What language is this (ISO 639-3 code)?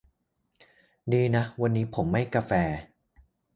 tha